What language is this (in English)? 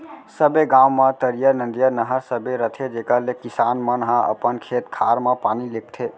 Chhattisgarhi